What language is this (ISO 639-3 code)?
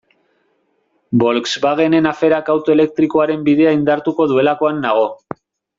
eus